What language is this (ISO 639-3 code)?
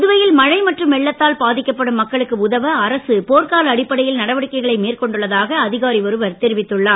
tam